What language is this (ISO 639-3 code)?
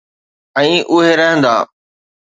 snd